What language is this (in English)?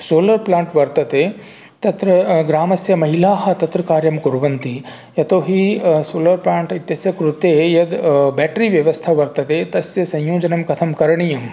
Sanskrit